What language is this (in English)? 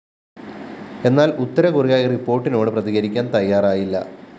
Malayalam